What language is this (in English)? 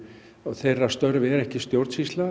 Icelandic